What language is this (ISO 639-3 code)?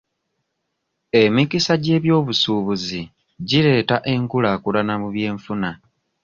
lug